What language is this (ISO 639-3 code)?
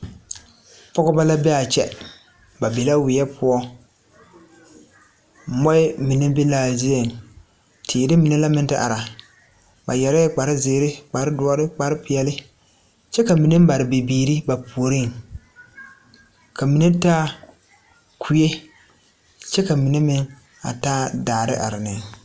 dga